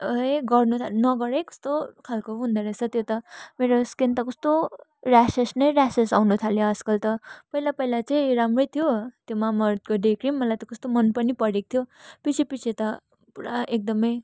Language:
Nepali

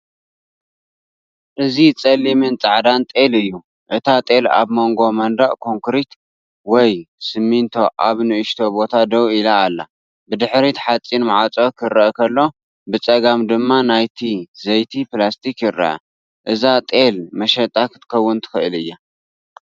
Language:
Tigrinya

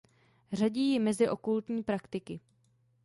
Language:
Czech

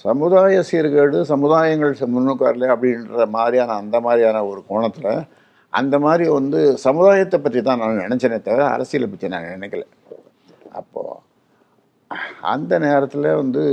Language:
Tamil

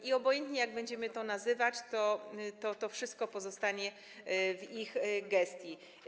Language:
Polish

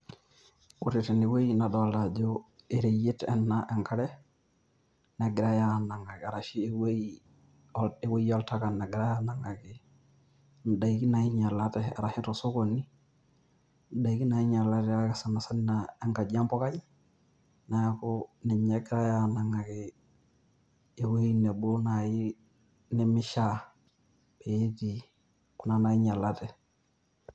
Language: Masai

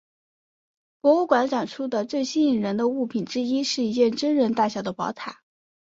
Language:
Chinese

